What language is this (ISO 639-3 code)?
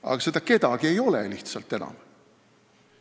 est